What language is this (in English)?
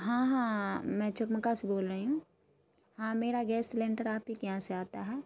Urdu